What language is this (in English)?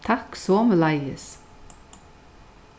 Faroese